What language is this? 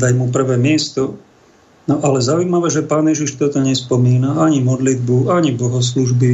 Slovak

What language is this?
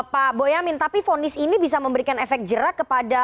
Indonesian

